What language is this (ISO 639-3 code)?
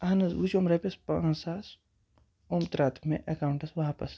kas